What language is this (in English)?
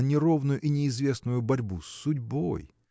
Russian